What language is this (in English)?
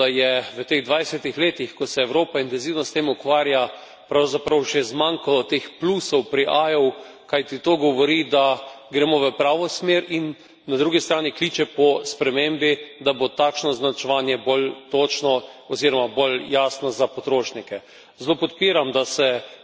Slovenian